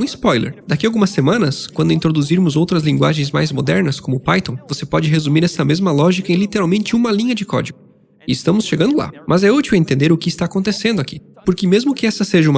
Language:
Portuguese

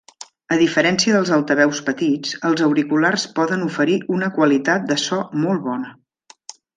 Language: Catalan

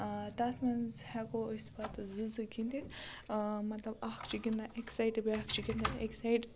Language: Kashmiri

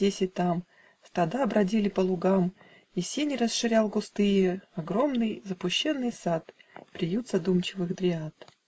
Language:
Russian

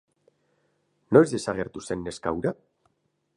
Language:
Basque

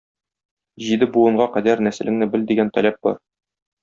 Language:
Tatar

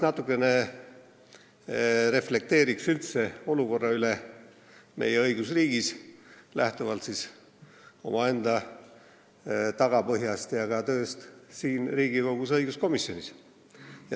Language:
Estonian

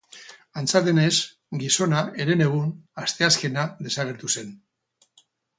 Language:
Basque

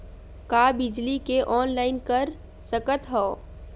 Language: Chhattisgarhi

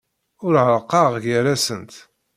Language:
Kabyle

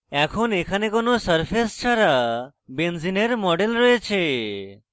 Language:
Bangla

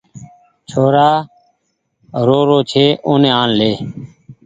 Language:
Goaria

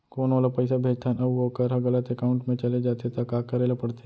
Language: Chhattisgarhi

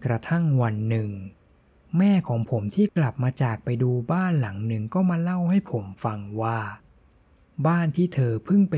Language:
Thai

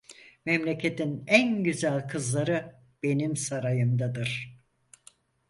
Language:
Turkish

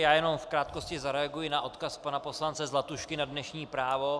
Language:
Czech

